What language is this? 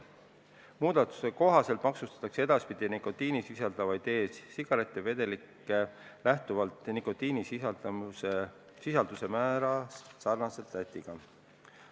Estonian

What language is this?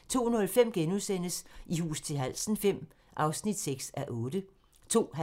Danish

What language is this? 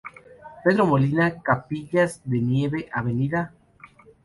Spanish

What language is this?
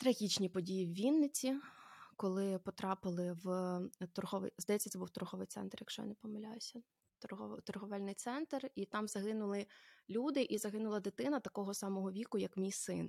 Ukrainian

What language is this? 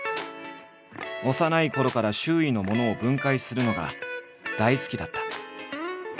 Japanese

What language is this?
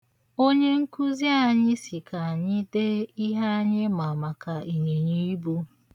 Igbo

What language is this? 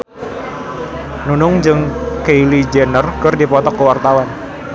Sundanese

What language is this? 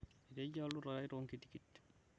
Masai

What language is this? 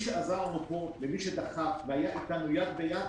Hebrew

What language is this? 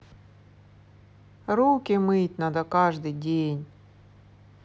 Russian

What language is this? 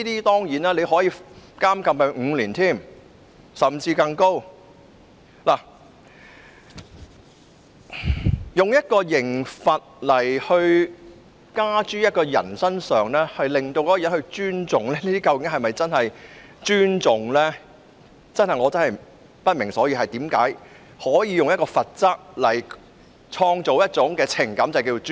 Cantonese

